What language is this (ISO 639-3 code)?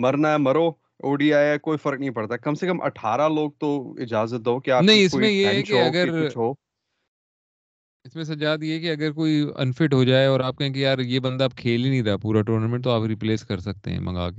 urd